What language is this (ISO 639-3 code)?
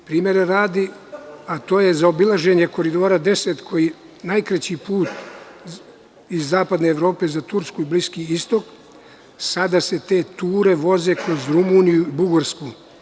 srp